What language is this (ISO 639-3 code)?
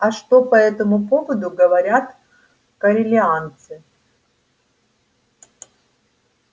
rus